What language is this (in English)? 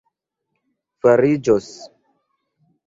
Esperanto